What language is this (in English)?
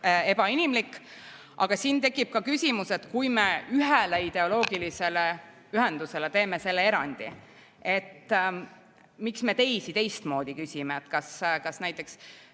Estonian